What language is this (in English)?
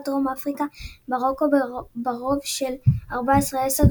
Hebrew